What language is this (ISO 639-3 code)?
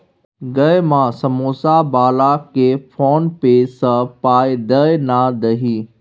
mai